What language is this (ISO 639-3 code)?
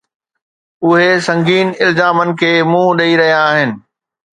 snd